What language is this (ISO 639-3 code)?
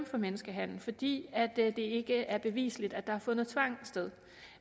dan